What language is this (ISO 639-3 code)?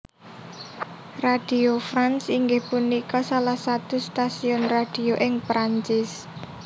jav